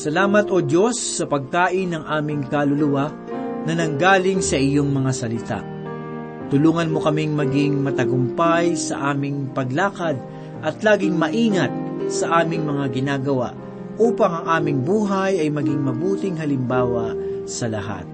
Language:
Filipino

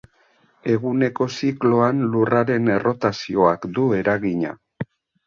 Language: Basque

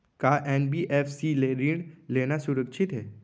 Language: Chhattisgarhi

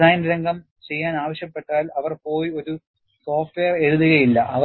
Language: Malayalam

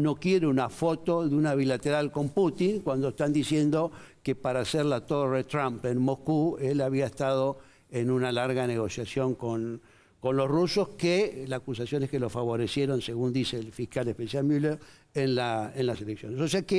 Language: Spanish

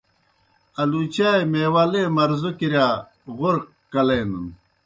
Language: Kohistani Shina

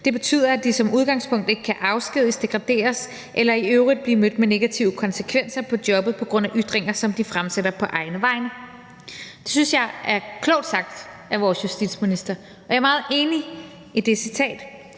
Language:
Danish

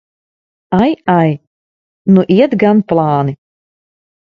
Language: Latvian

